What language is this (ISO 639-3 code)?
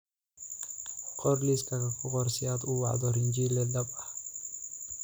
som